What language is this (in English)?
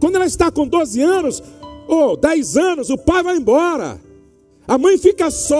Portuguese